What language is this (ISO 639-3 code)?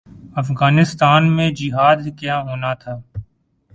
urd